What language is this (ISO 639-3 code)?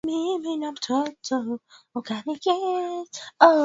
swa